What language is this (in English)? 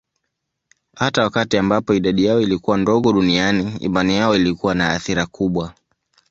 Swahili